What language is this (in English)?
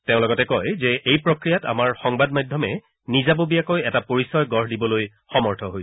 Assamese